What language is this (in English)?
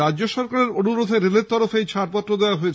Bangla